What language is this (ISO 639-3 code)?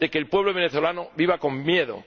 spa